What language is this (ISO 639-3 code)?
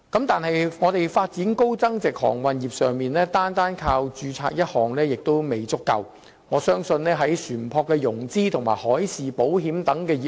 yue